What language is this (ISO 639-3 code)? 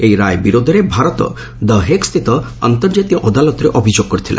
ori